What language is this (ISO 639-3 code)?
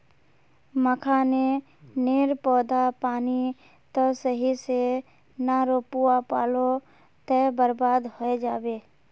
mag